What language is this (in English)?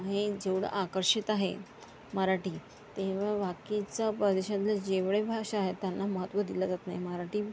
Marathi